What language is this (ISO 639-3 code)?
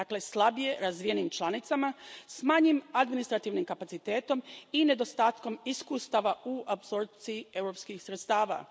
hrv